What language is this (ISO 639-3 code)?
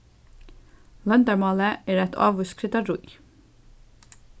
fao